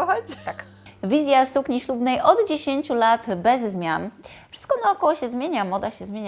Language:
Polish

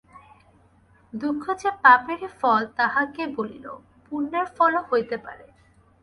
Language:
Bangla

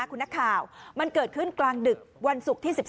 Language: Thai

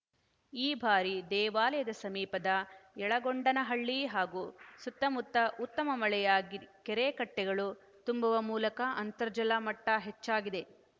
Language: Kannada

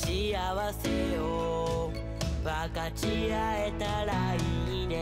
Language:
Spanish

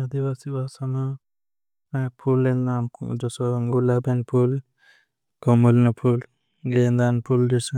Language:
Bhili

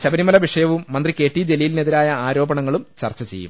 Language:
Malayalam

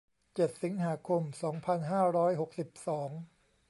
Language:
Thai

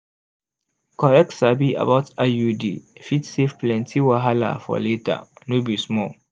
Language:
Nigerian Pidgin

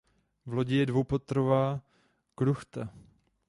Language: Czech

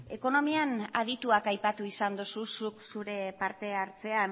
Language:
Basque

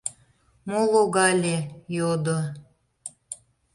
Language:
Mari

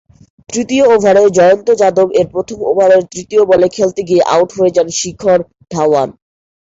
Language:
Bangla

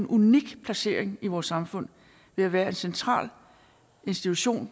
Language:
Danish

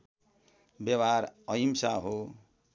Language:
Nepali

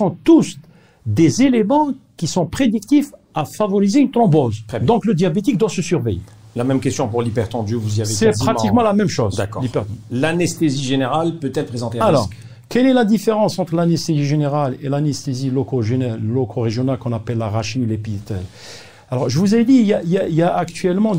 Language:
French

